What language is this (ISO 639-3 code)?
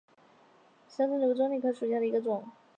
zho